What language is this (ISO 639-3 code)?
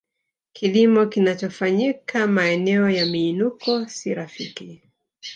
swa